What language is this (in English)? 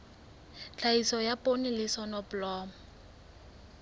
Southern Sotho